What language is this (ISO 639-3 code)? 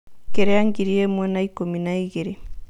kik